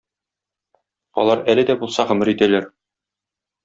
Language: Tatar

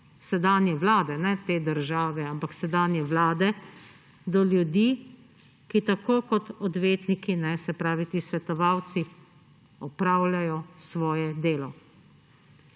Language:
Slovenian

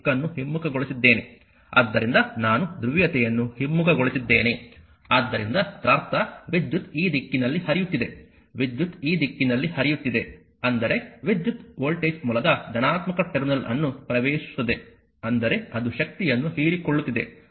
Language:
Kannada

